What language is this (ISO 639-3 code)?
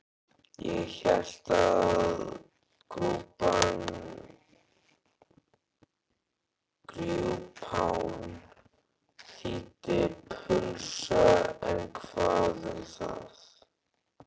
isl